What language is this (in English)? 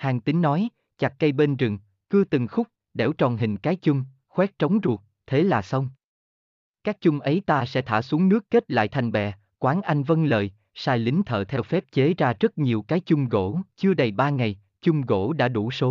Vietnamese